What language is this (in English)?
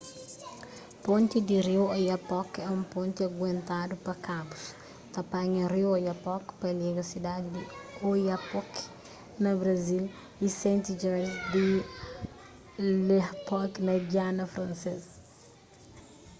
Kabuverdianu